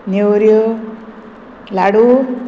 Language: Konkani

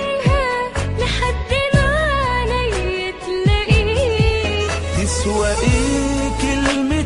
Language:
Arabic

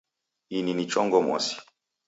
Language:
Taita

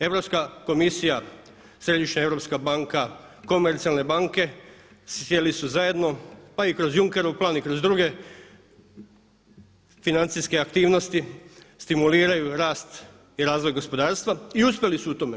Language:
Croatian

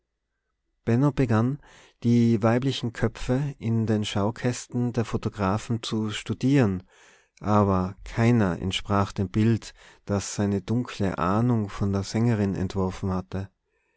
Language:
German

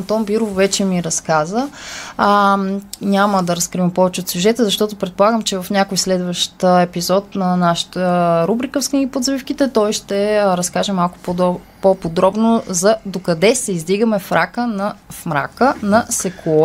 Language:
Bulgarian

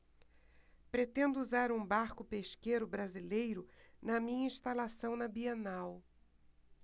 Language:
Portuguese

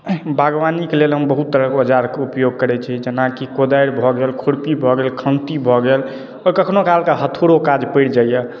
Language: Maithili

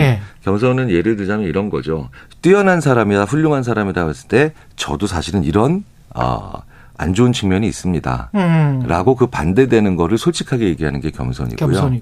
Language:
Korean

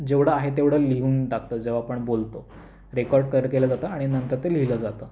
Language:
Marathi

